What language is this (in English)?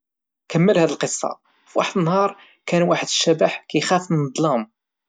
Moroccan Arabic